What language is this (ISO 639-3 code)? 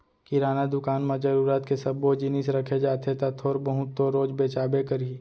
hne